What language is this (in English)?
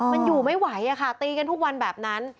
Thai